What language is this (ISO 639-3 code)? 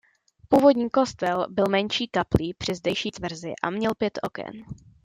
ces